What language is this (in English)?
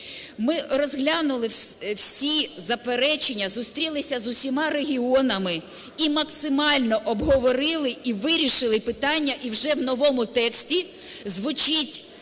Ukrainian